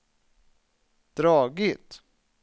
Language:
Swedish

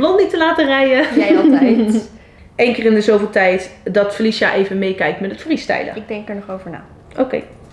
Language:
Dutch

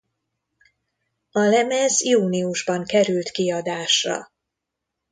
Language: Hungarian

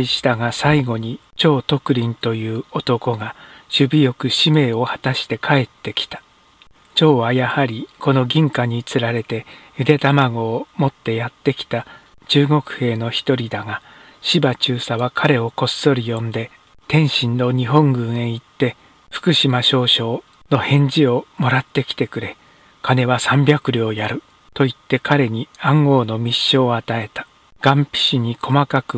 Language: Japanese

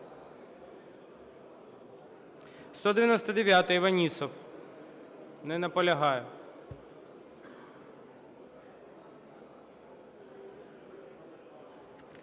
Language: Ukrainian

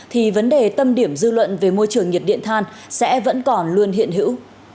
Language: Vietnamese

